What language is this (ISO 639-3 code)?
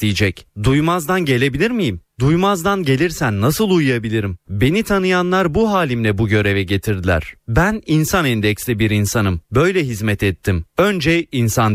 tur